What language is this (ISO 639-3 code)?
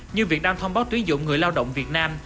vie